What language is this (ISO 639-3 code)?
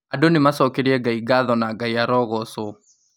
kik